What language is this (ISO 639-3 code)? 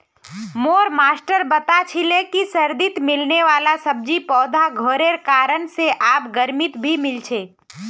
mag